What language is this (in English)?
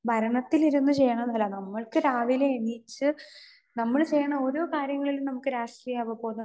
Malayalam